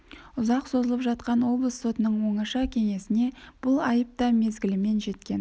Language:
Kazakh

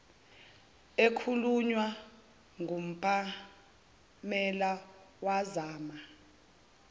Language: Zulu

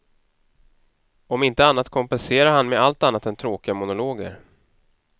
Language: Swedish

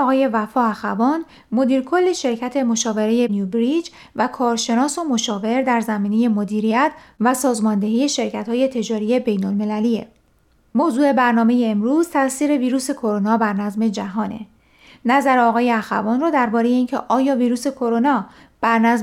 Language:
Persian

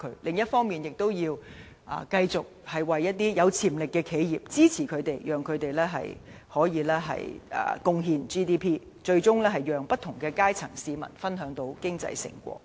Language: Cantonese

